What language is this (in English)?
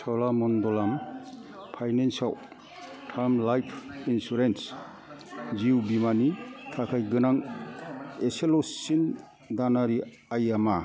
Bodo